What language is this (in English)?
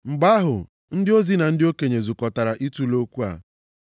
Igbo